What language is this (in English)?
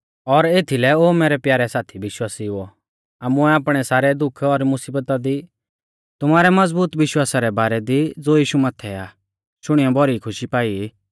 Mahasu Pahari